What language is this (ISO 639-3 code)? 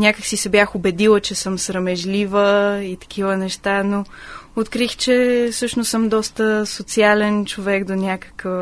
bul